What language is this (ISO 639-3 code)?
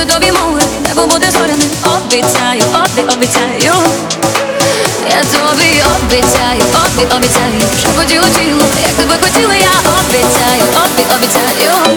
ukr